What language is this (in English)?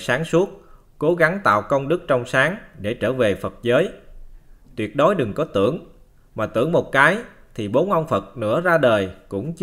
Vietnamese